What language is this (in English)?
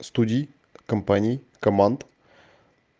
Russian